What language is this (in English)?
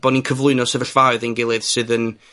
Welsh